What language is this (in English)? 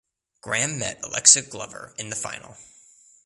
English